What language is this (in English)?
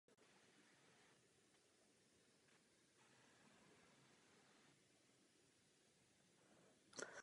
Czech